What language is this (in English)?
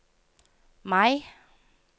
Norwegian